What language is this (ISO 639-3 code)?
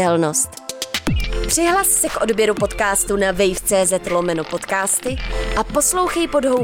ces